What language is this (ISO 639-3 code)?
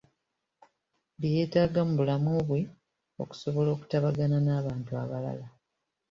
lug